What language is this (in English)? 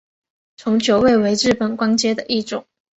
Chinese